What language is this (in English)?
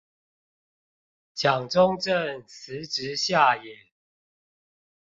Chinese